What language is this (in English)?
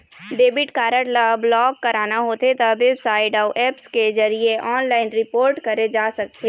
Chhattisgarhi